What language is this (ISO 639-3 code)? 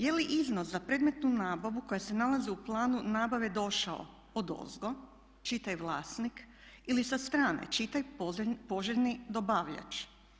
hrv